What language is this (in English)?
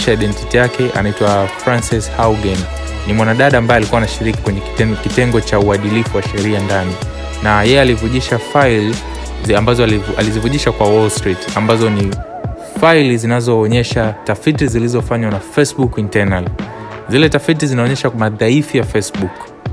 Swahili